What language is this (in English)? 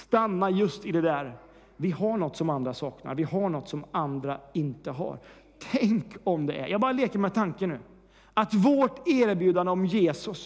Swedish